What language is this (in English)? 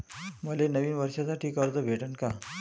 Marathi